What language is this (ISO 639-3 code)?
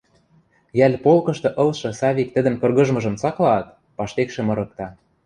mrj